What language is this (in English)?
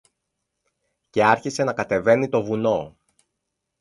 Greek